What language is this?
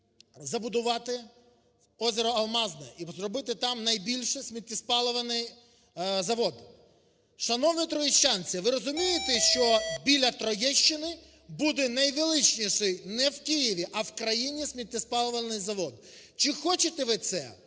Ukrainian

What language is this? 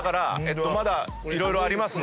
Japanese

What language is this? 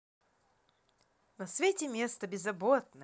Russian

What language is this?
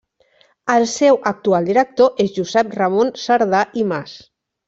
Catalan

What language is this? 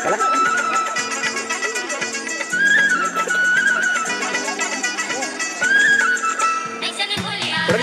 Thai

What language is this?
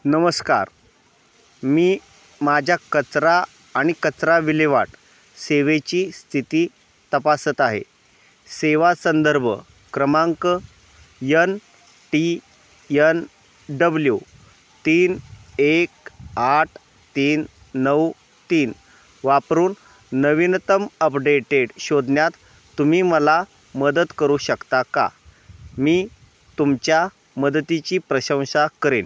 Marathi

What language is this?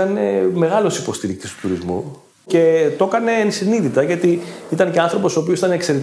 Greek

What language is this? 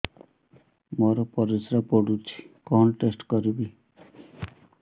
Odia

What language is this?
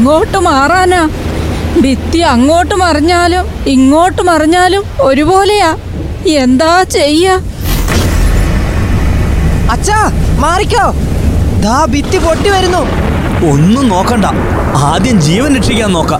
Malayalam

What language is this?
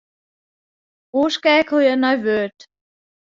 Western Frisian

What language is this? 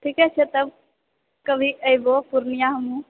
Maithili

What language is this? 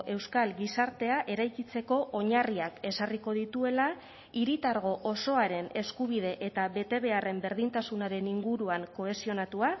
Basque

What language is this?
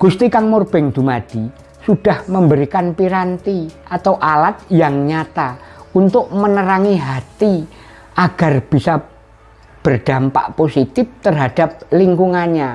Indonesian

